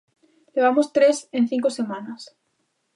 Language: Galician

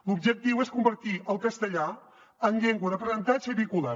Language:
Catalan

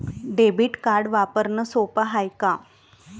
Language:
Marathi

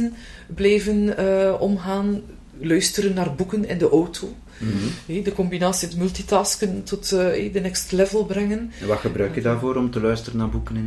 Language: Dutch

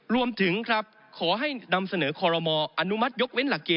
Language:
Thai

